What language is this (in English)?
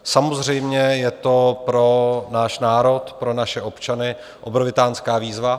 Czech